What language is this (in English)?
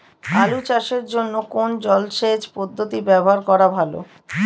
Bangla